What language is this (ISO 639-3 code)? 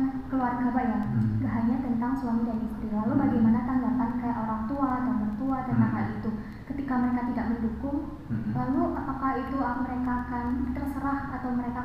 ind